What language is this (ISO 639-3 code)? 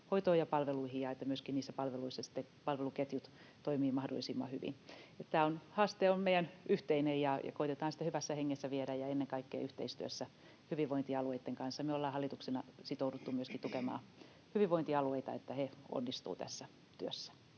fin